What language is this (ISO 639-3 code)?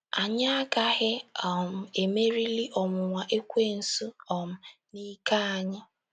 ibo